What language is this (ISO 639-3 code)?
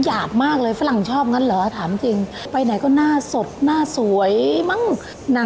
tha